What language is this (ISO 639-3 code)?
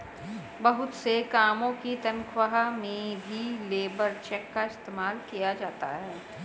hin